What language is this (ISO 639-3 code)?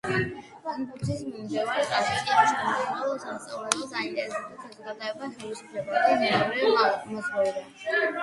kat